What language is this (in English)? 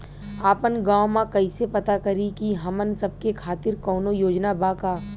Bhojpuri